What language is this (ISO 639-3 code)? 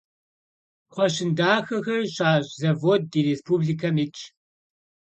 kbd